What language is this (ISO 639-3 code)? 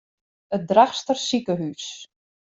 fry